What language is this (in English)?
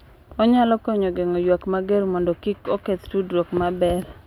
Luo (Kenya and Tanzania)